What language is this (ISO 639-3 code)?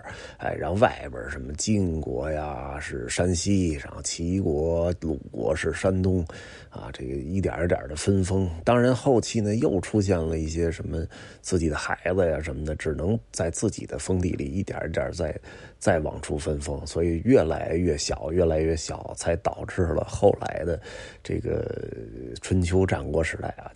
zho